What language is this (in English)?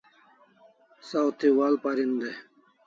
Kalasha